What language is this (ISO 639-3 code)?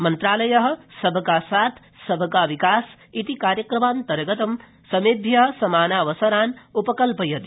san